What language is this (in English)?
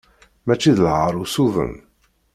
Kabyle